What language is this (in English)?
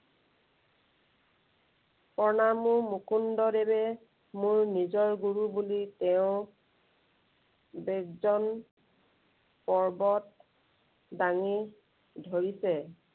Assamese